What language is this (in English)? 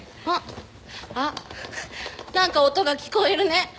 Japanese